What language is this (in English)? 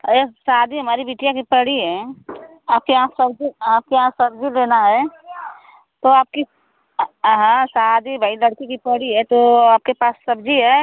Hindi